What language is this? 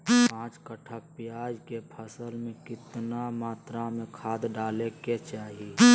Magahi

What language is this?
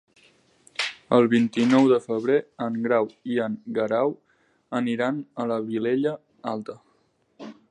Catalan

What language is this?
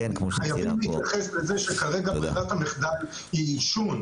Hebrew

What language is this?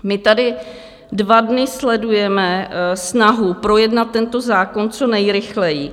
Czech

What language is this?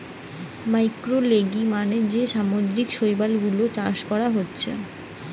Bangla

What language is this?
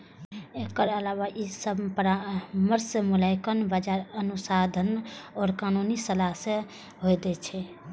Maithili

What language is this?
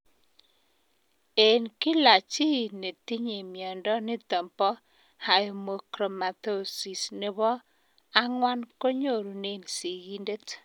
Kalenjin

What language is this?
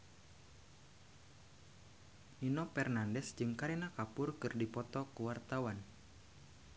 Sundanese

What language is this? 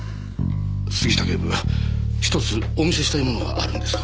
Japanese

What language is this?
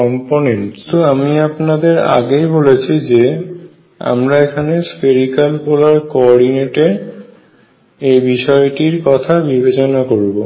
Bangla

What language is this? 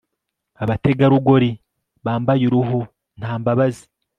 Kinyarwanda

